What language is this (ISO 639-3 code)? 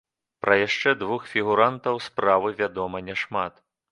bel